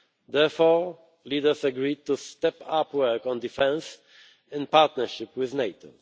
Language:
English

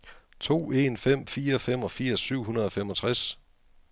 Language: Danish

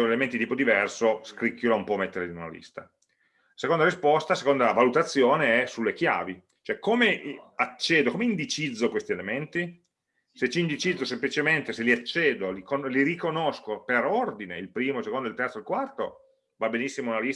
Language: Italian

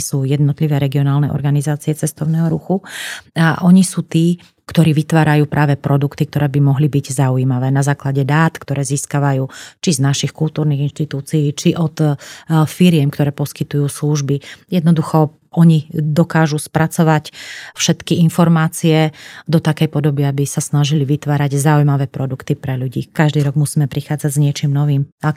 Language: Slovak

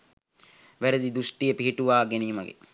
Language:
Sinhala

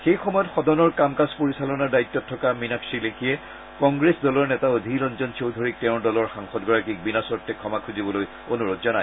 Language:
Assamese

